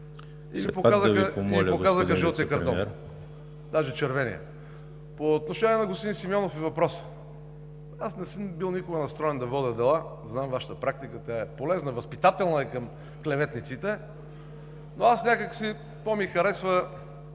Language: Bulgarian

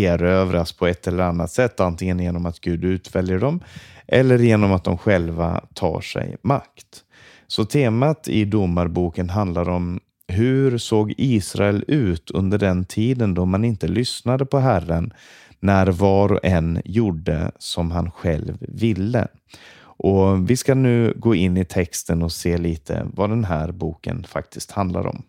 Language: Swedish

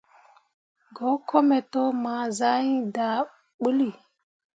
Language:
Mundang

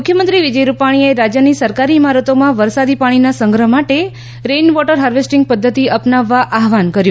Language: Gujarati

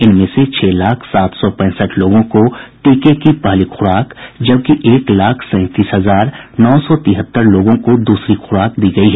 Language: Hindi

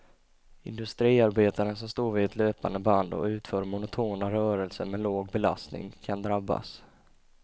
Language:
Swedish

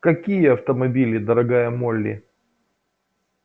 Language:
Russian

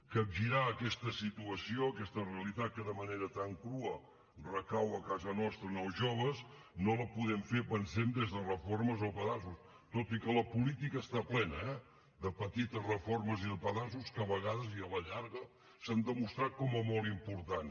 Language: Catalan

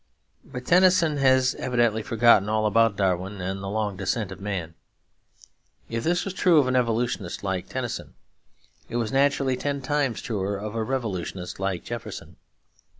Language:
English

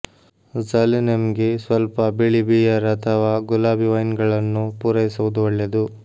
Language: Kannada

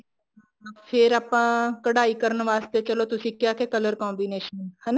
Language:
Punjabi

